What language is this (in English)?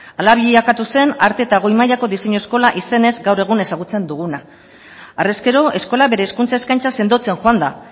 Basque